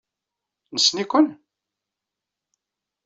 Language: Kabyle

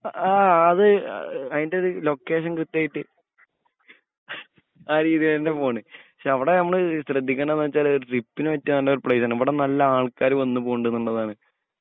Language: Malayalam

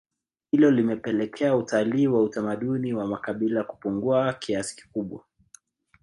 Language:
Swahili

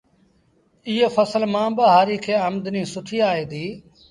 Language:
Sindhi Bhil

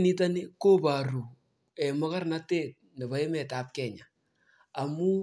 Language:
Kalenjin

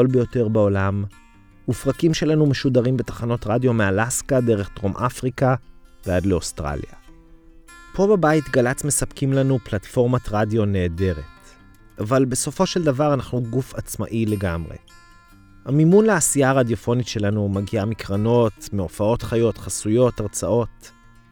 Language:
Hebrew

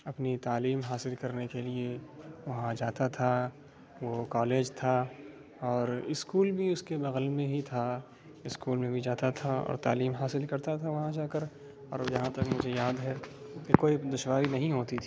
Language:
Urdu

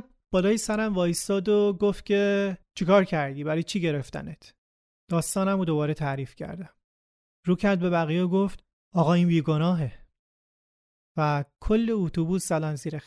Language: Persian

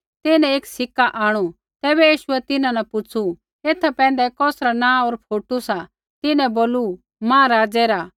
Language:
Kullu Pahari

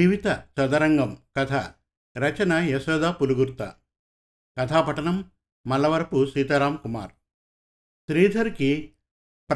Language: Telugu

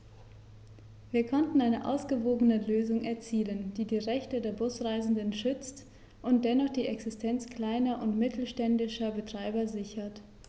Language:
German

